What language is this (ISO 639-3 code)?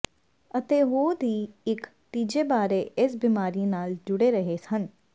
pan